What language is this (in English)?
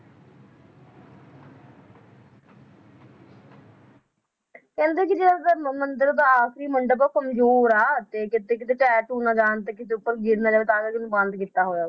Punjabi